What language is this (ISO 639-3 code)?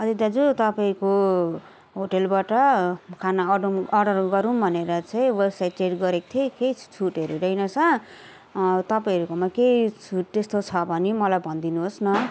nep